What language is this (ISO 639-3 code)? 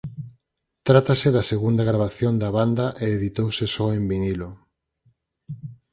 glg